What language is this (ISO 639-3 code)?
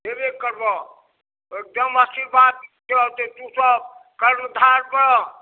mai